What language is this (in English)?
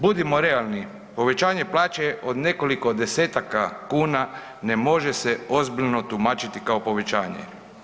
Croatian